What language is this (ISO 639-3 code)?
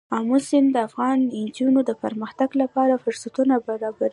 pus